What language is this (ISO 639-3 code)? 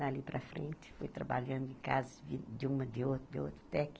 por